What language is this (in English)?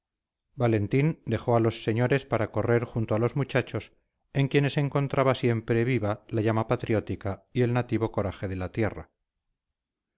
Spanish